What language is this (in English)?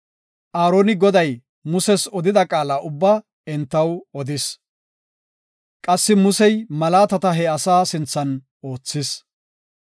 Gofa